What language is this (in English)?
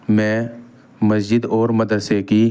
Urdu